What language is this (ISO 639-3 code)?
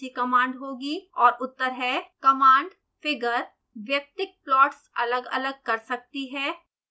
hin